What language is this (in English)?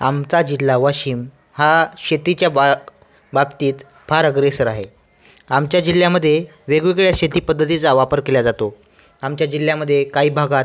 Marathi